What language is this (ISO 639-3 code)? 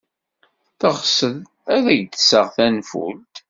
kab